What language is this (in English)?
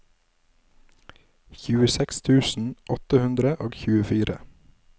Norwegian